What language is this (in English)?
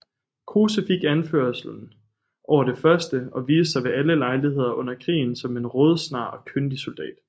Danish